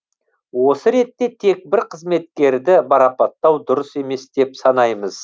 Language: Kazakh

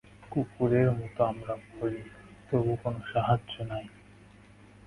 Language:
Bangla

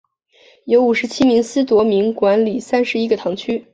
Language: Chinese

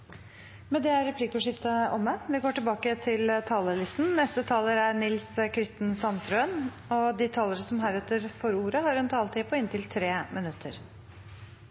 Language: Norwegian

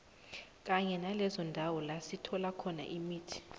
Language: South Ndebele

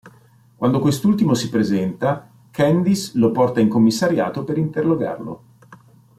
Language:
Italian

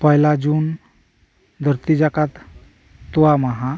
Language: Santali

